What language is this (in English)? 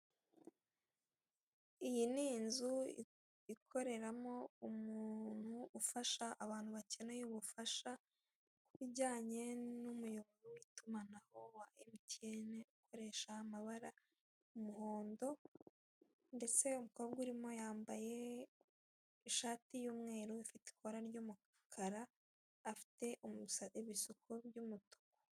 Kinyarwanda